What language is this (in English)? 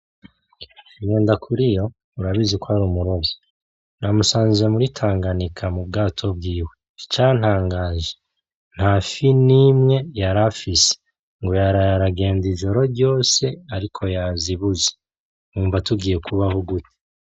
Rundi